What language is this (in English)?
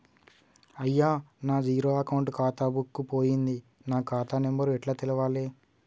Telugu